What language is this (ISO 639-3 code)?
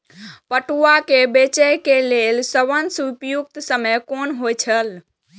mai